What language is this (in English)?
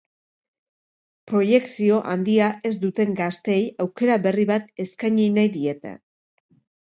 Basque